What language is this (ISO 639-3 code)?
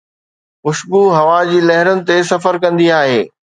snd